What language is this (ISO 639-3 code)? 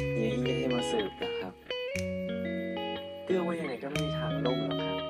tha